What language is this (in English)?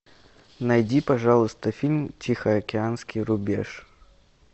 Russian